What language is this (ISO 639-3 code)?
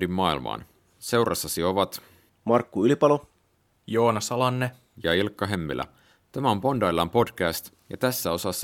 fin